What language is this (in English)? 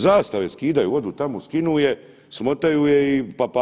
Croatian